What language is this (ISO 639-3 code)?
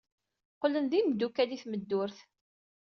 kab